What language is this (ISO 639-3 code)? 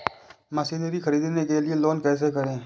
hin